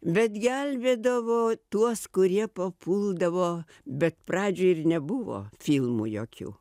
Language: Lithuanian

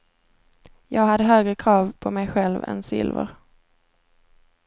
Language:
Swedish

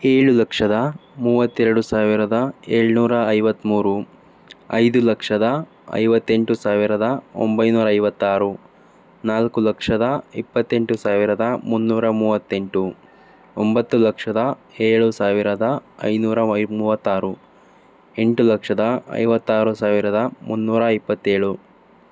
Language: Kannada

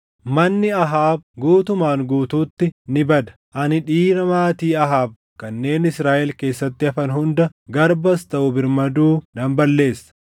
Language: Oromo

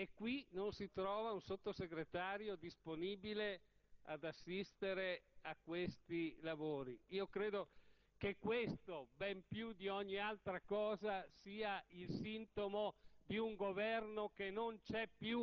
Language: Italian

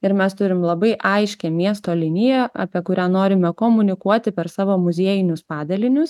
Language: Lithuanian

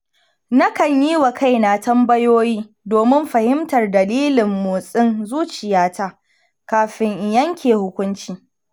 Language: Hausa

